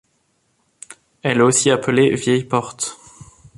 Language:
French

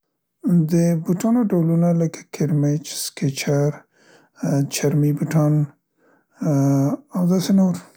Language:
Central Pashto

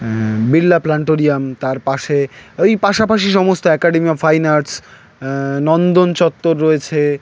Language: Bangla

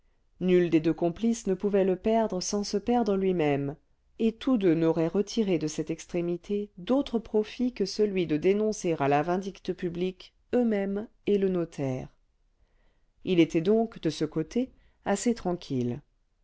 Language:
French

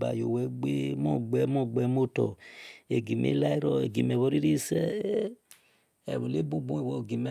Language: Esan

